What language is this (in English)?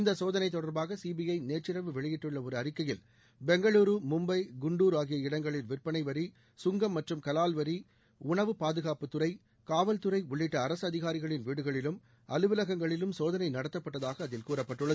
Tamil